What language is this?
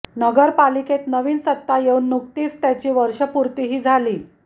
Marathi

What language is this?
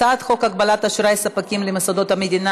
Hebrew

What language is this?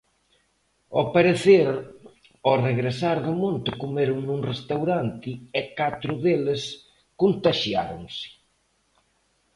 Galician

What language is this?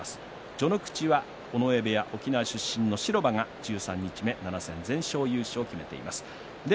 Japanese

